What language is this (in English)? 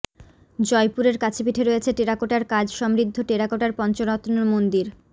Bangla